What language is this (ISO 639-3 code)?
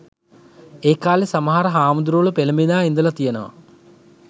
sin